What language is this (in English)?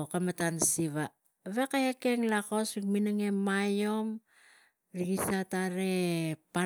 Tigak